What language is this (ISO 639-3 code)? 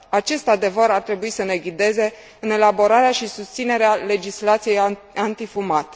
ron